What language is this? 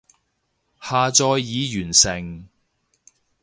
Cantonese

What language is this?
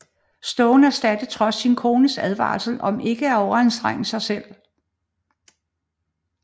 Danish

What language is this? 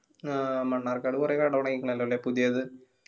Malayalam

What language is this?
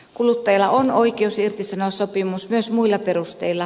Finnish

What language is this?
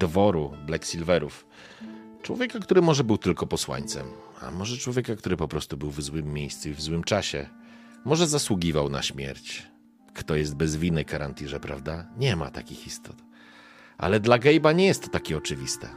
Polish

